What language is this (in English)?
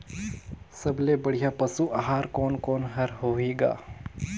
Chhattisgarhi